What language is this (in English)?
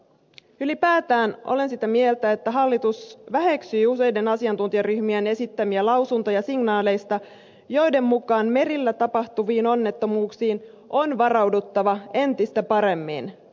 Finnish